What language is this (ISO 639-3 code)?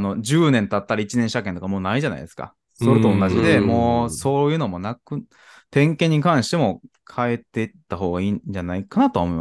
jpn